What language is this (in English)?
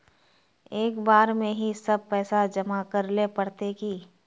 Magahi